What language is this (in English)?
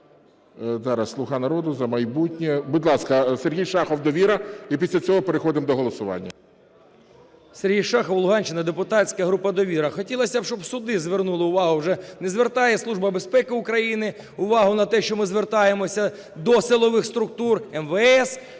Ukrainian